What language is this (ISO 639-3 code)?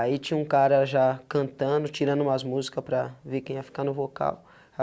por